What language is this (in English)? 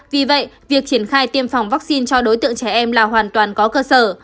Vietnamese